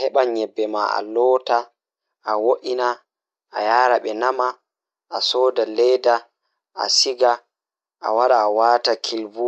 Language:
Fula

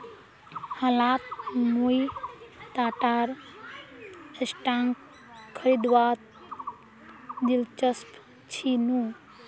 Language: Magahi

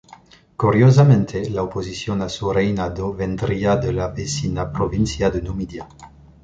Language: Spanish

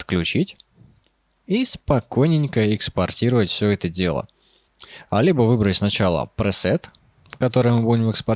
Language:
Russian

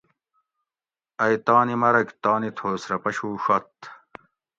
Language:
Gawri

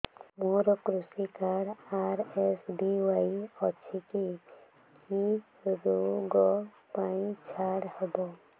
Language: Odia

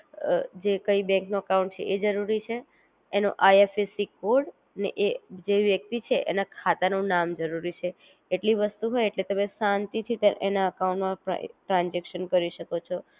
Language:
Gujarati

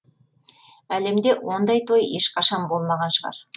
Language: Kazakh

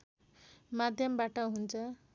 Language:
Nepali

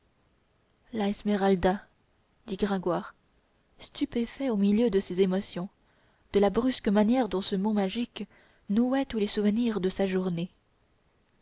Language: French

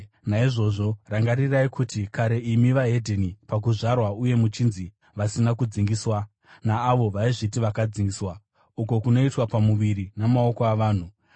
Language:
Shona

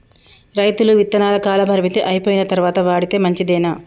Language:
Telugu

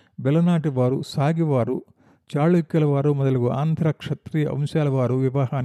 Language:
Telugu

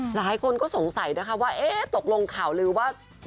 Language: Thai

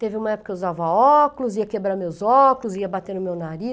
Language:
Portuguese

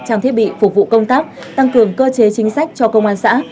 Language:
Vietnamese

